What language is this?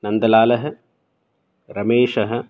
Sanskrit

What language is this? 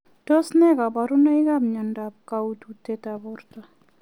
Kalenjin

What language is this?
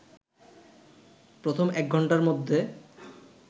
Bangla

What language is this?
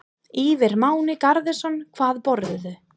Icelandic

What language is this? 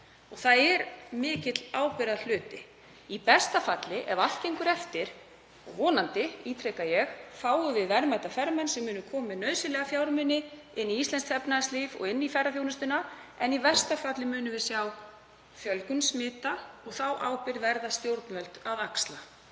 Icelandic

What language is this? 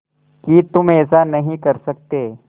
Hindi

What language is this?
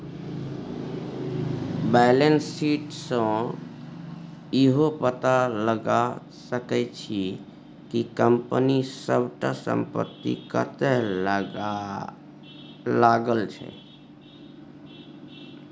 Maithili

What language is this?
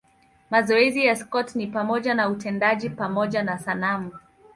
Swahili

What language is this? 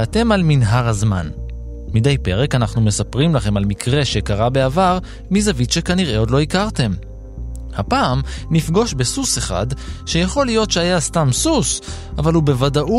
Hebrew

